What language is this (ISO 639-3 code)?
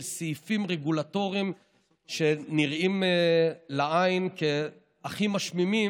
heb